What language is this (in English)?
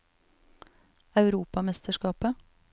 Norwegian